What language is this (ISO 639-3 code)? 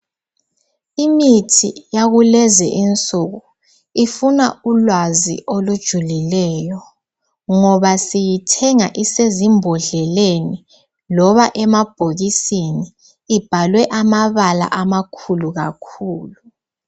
nde